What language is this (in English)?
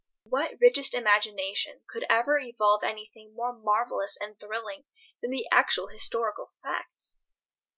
English